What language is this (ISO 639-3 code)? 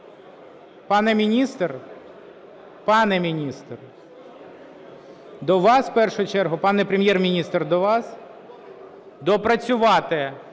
ukr